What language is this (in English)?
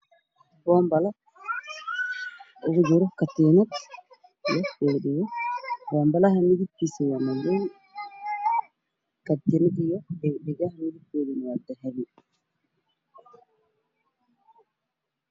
Somali